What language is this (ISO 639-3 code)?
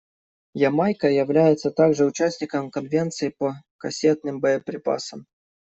rus